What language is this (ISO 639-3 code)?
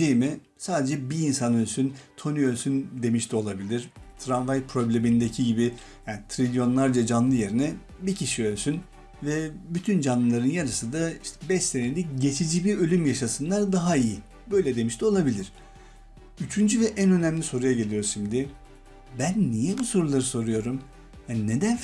tur